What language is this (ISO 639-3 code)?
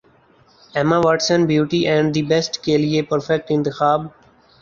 urd